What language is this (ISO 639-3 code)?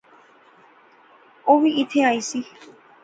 phr